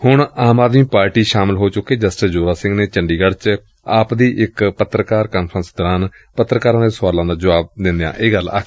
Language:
Punjabi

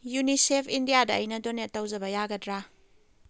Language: Manipuri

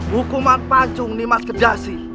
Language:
Indonesian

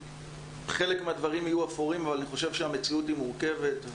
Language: Hebrew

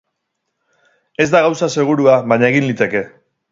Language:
Basque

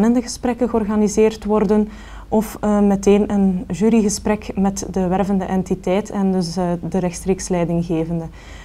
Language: Dutch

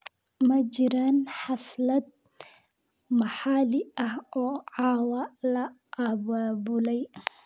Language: Somali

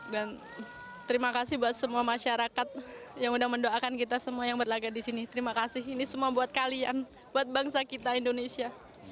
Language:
Indonesian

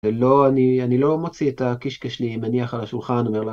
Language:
Hebrew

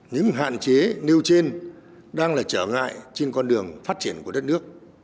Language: Vietnamese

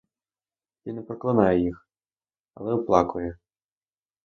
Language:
Ukrainian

